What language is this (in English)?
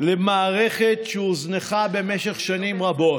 Hebrew